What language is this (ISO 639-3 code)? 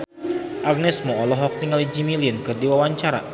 sun